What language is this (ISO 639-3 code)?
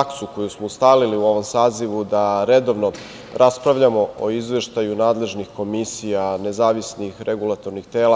srp